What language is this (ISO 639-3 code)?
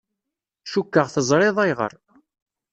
kab